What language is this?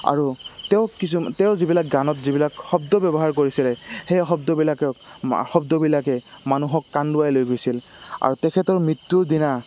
Assamese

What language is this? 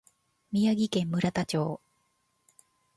Japanese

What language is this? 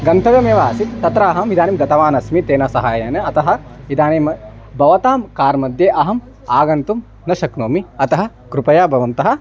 Sanskrit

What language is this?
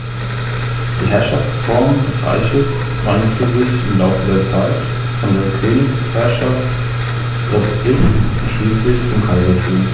German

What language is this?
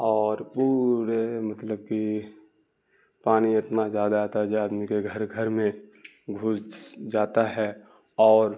Urdu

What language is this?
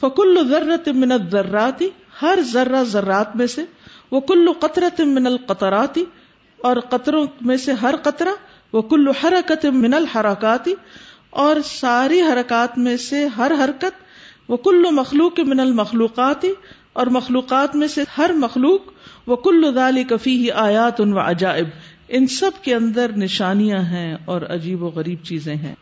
Urdu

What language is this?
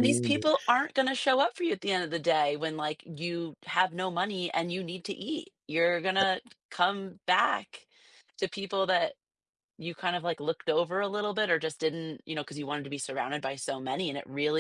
English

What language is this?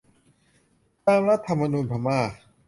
Thai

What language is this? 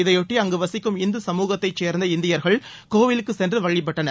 Tamil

